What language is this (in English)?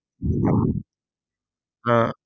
Malayalam